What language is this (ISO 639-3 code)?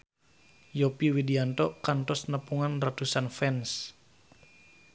sun